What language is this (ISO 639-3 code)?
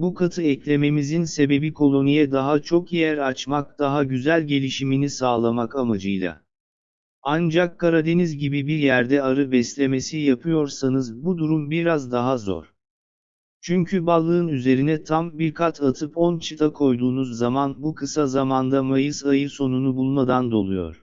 tur